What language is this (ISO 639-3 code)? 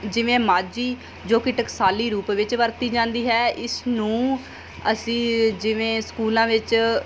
pan